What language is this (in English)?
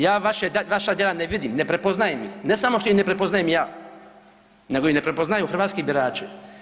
Croatian